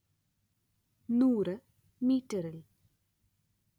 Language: Malayalam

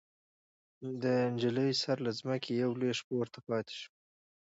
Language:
Pashto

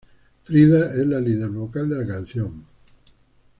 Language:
Spanish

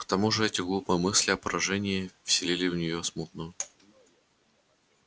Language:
Russian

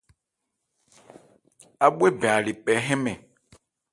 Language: Ebrié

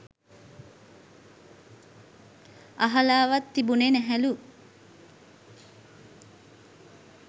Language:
Sinhala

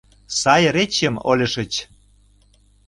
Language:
Mari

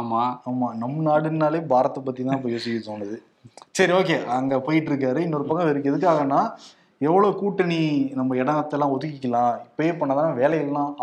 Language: Tamil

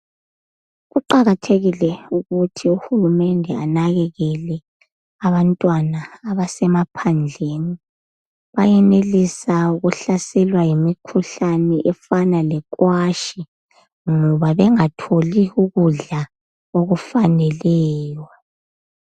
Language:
North Ndebele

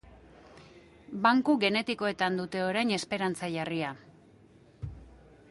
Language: Basque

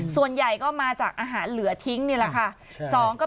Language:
Thai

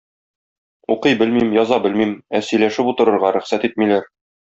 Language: Tatar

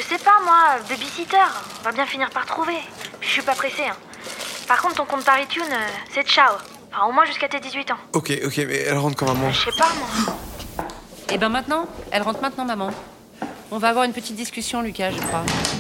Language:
French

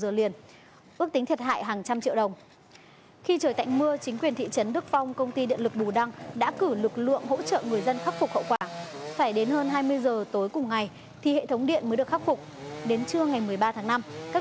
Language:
Vietnamese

